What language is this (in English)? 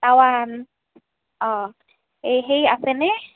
Assamese